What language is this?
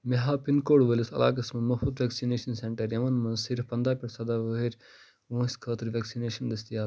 Kashmiri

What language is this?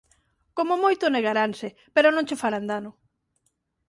Galician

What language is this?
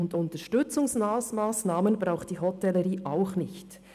Swiss German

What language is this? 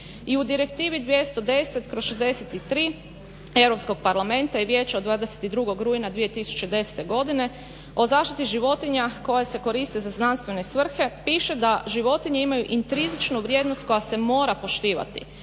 Croatian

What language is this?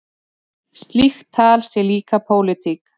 Icelandic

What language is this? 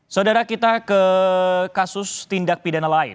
Indonesian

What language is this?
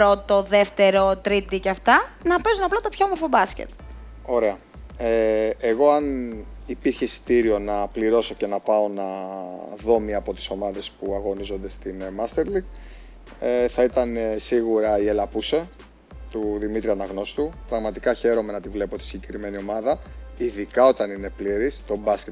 Greek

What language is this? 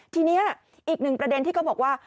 Thai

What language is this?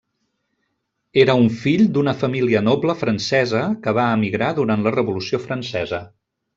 Catalan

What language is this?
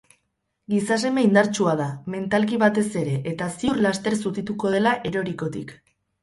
Basque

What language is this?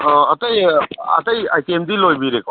Manipuri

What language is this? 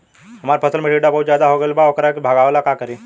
Bhojpuri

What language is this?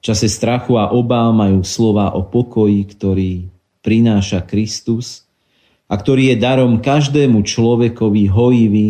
Slovak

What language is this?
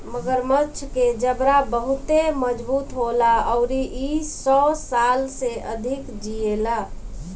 Bhojpuri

